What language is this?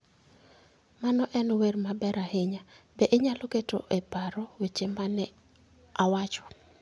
Luo (Kenya and Tanzania)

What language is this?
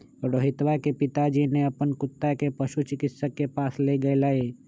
Magahi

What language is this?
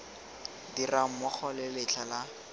Tswana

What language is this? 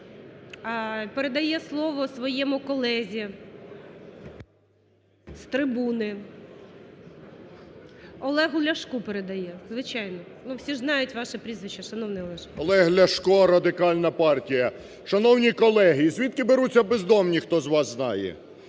Ukrainian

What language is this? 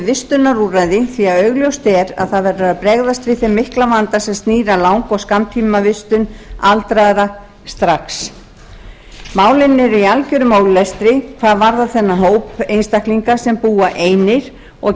Icelandic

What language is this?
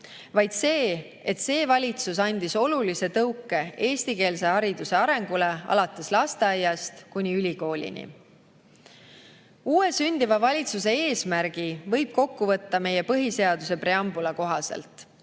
Estonian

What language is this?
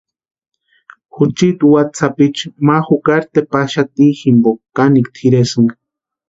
Western Highland Purepecha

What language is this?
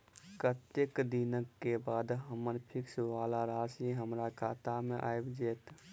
Maithili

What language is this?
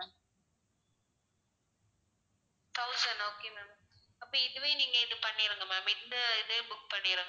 Tamil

